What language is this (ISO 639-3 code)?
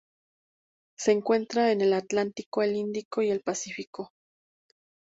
spa